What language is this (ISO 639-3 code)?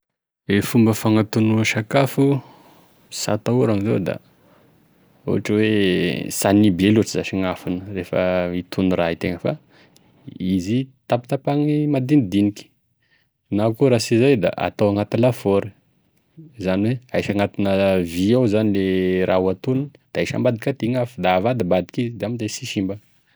tkg